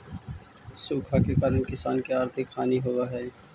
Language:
Magahi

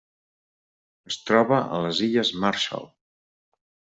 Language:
Catalan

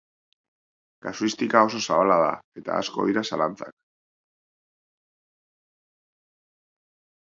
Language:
Basque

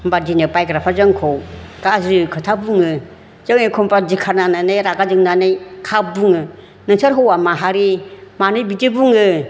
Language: Bodo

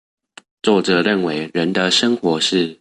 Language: Chinese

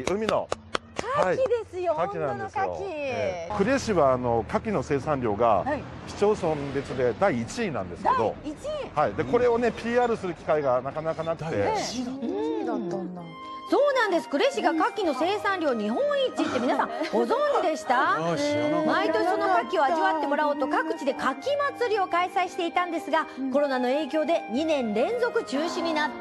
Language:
Japanese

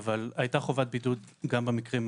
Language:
Hebrew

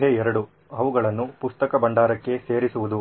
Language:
Kannada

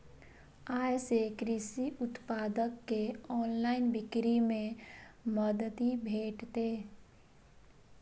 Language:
Maithili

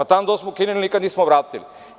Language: Serbian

